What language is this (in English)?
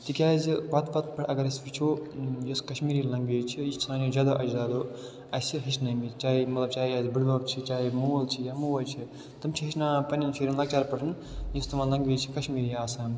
Kashmiri